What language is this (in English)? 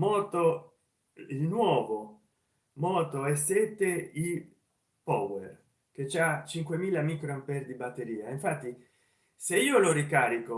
Italian